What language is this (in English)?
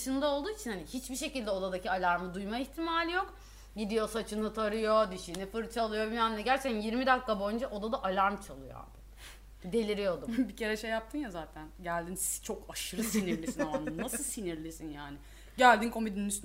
Turkish